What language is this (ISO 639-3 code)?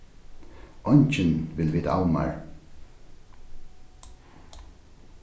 fao